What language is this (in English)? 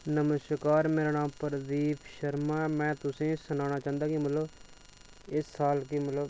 Dogri